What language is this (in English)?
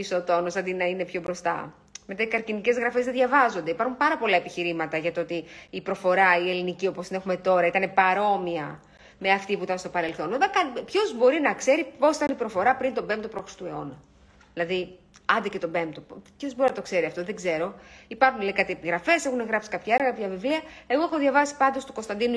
Greek